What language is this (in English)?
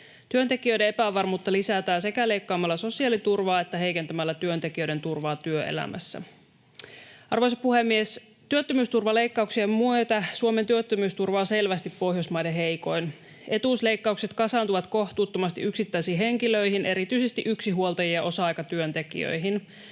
Finnish